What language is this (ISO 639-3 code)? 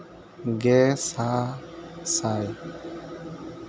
sat